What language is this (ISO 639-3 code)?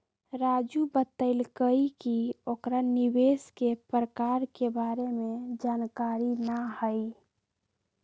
mag